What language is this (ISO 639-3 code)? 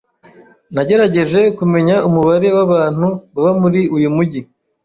kin